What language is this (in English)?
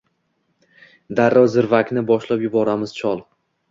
Uzbek